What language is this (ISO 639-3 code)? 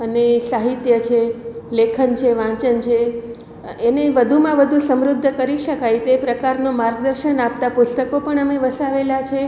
guj